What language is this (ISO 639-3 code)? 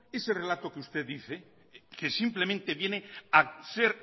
spa